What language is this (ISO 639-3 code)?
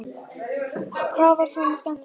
isl